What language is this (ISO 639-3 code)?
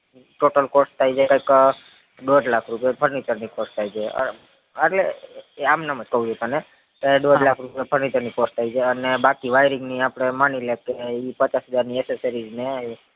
guj